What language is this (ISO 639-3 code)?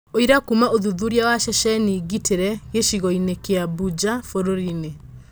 kik